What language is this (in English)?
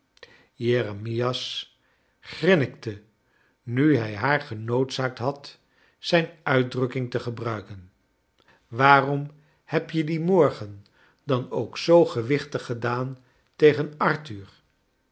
Dutch